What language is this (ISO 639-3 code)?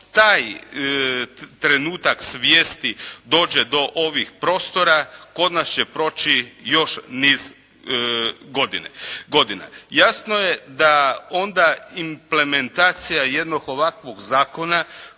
hrv